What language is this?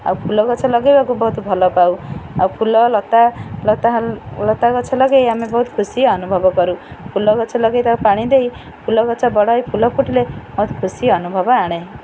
Odia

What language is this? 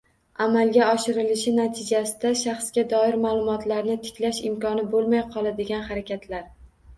Uzbek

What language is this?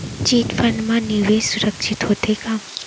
Chhattisgarhi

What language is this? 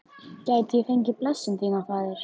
Icelandic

